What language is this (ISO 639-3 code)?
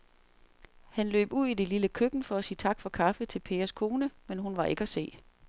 dan